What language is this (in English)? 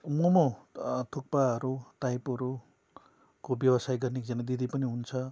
Nepali